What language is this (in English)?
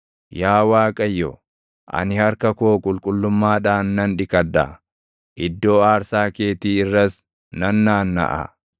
Oromo